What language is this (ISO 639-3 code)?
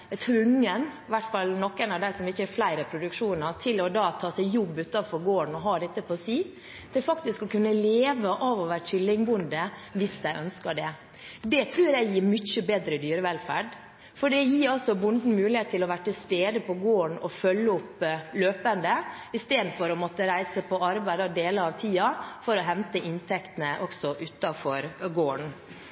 nob